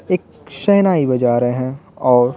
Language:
Hindi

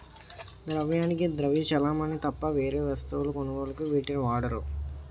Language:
Telugu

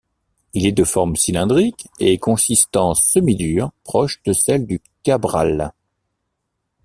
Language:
French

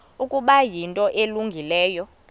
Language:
Xhosa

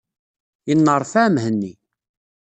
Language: Kabyle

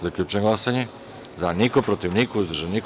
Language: Serbian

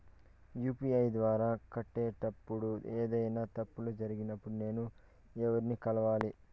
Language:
Telugu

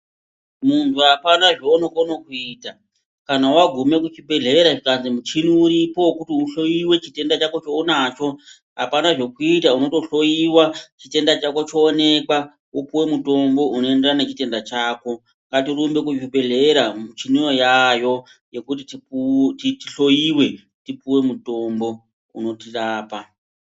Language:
Ndau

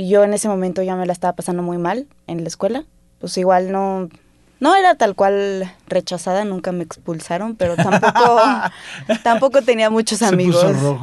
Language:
Spanish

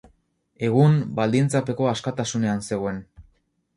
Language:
Basque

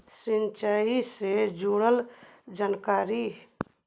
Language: Magahi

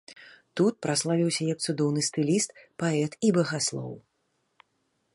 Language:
Belarusian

